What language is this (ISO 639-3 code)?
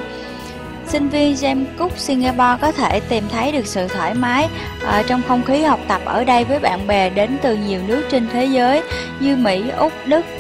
vie